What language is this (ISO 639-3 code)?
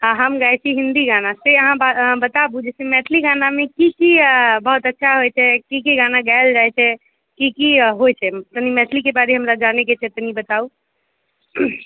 mai